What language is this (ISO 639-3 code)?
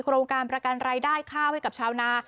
tha